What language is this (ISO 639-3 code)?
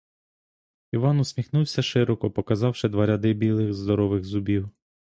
ukr